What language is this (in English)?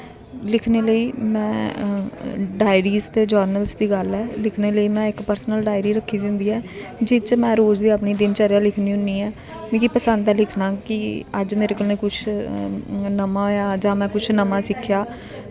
Dogri